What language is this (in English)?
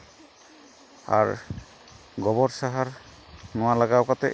Santali